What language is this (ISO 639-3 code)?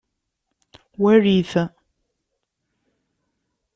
kab